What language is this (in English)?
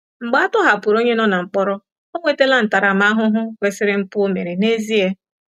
Igbo